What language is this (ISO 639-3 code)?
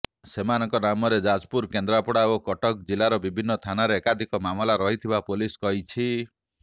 ori